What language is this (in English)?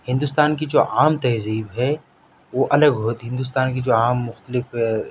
Urdu